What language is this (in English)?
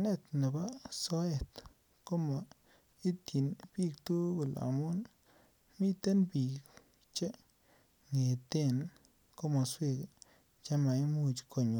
Kalenjin